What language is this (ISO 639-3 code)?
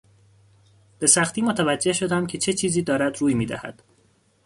fas